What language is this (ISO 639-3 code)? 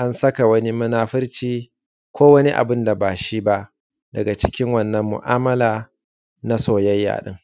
hau